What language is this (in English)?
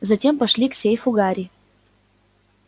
Russian